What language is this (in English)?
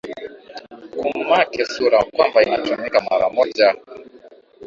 Swahili